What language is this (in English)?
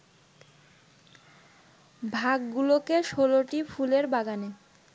Bangla